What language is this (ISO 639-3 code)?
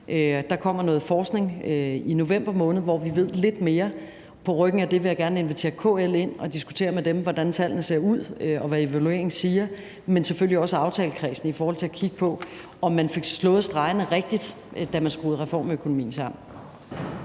dan